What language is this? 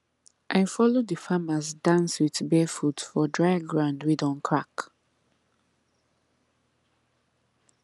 Nigerian Pidgin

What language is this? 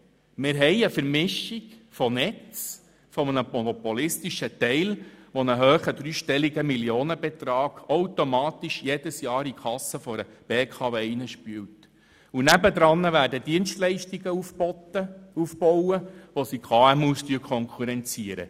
Swiss German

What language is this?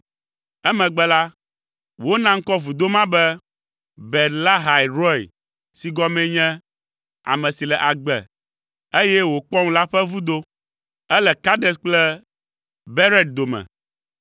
Ewe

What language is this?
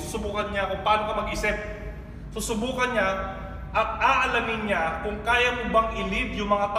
Filipino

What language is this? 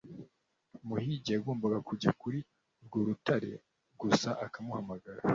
Kinyarwanda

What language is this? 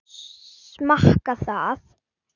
Icelandic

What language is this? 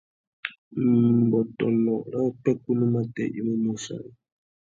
Tuki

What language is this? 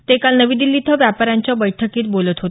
Marathi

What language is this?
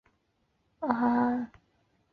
Chinese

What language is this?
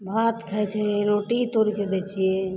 Maithili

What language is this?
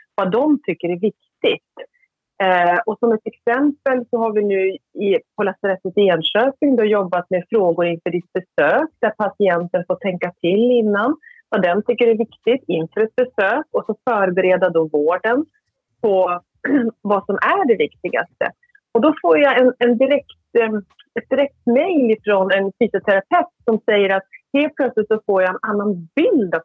Swedish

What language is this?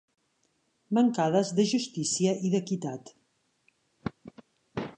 Catalan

